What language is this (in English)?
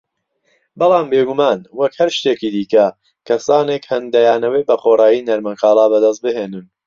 Central Kurdish